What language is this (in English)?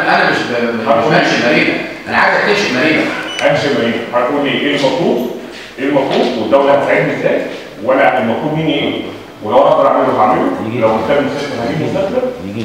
Arabic